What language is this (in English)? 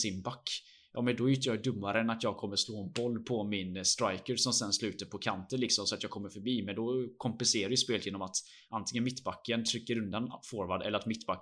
Swedish